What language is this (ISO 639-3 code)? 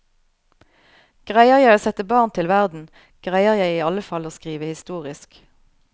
nor